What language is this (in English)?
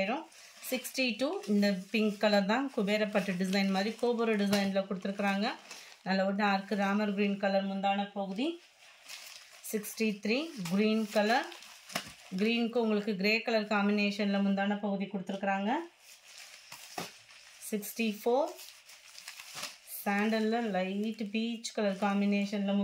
Tamil